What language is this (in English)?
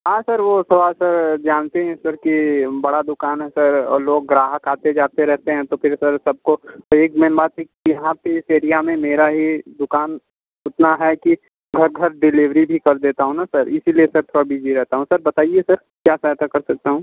Hindi